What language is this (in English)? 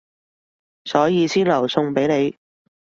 Cantonese